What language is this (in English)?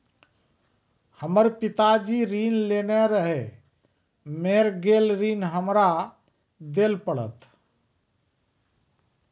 Maithili